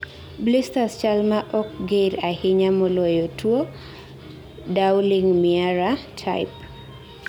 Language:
Luo (Kenya and Tanzania)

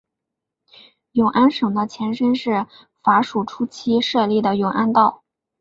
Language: Chinese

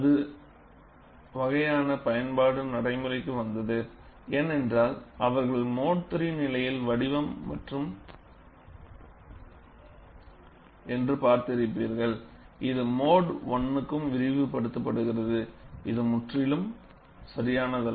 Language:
Tamil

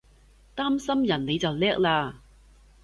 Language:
Cantonese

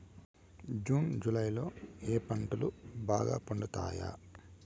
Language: Telugu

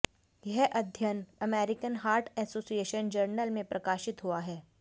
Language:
Hindi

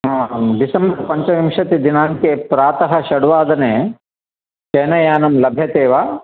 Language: Sanskrit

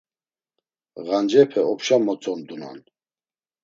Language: Laz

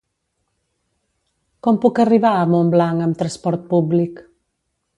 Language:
Catalan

